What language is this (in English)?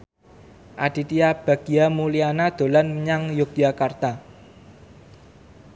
Javanese